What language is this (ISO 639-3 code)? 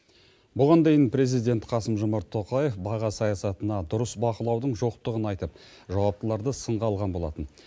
kaz